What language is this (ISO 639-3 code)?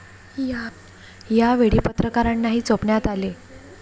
mar